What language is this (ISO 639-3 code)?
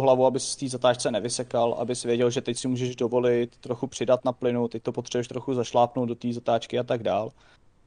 ces